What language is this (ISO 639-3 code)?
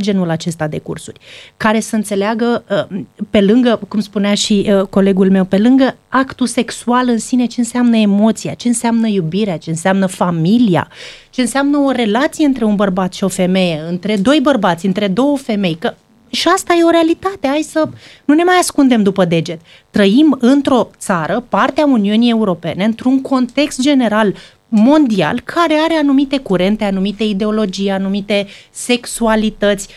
ron